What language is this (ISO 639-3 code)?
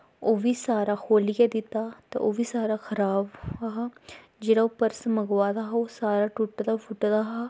doi